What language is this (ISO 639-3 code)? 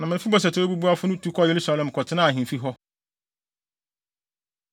aka